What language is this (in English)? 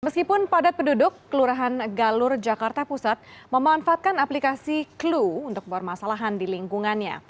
Indonesian